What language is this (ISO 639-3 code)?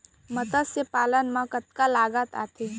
hne